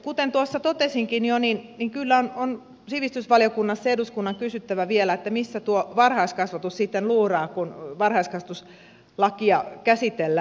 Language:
Finnish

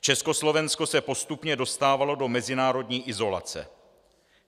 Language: Czech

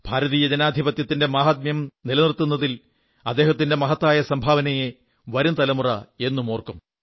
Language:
Malayalam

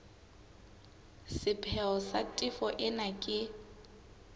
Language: Southern Sotho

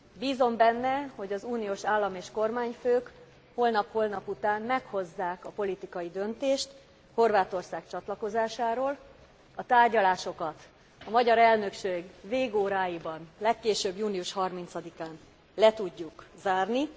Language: Hungarian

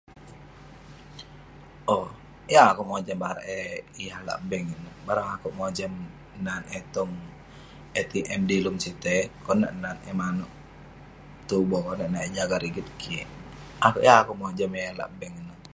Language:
Western Penan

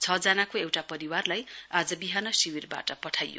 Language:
Nepali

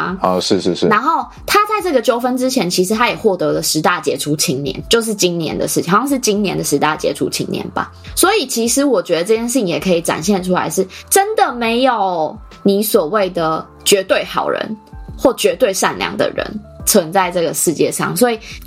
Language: Chinese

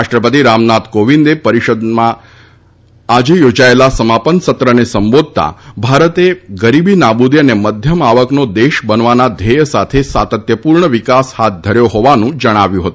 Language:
Gujarati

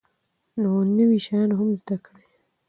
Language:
Pashto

